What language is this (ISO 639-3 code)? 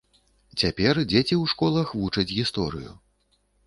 bel